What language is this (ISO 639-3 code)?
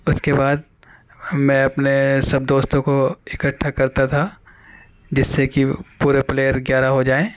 urd